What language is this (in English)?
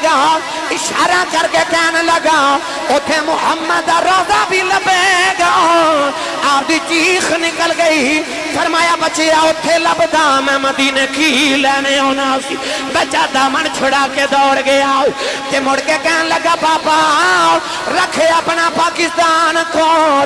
Punjabi